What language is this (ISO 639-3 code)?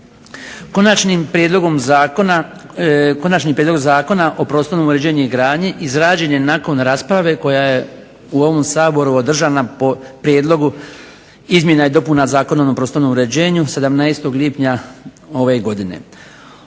hrv